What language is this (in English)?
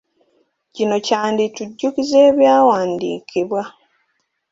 Ganda